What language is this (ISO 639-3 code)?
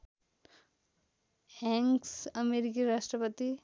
nep